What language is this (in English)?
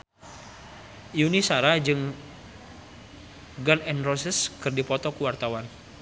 Sundanese